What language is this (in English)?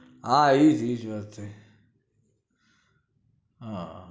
Gujarati